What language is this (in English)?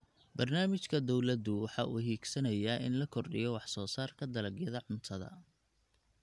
Somali